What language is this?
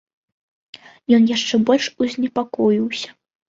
Belarusian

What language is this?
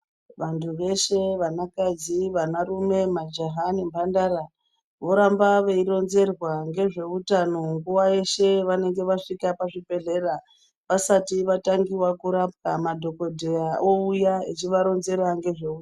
Ndau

